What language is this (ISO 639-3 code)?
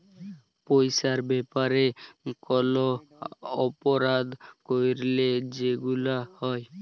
ben